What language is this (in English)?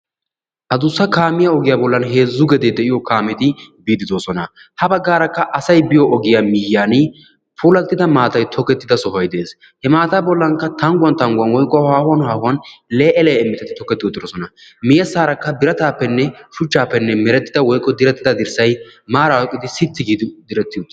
Wolaytta